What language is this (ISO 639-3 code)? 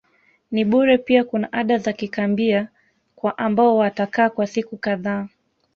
swa